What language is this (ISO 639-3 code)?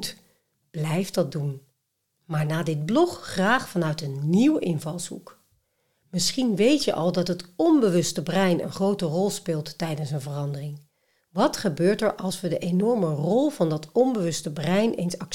nld